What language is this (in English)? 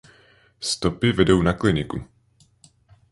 Czech